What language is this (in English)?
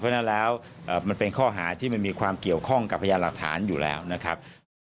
Thai